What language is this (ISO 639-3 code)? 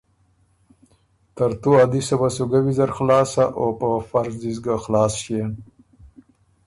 oru